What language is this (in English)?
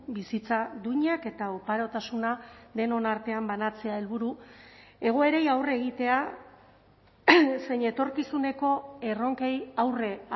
Basque